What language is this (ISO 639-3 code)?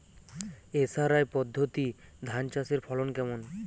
ben